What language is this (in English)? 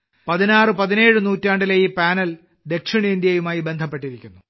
Malayalam